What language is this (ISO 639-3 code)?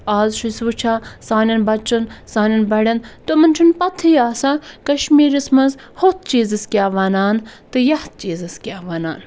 kas